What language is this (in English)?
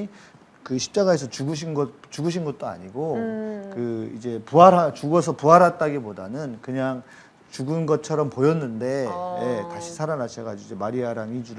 Korean